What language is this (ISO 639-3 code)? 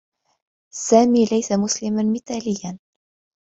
ara